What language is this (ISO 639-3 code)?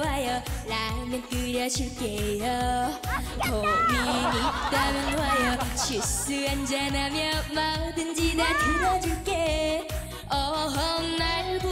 kor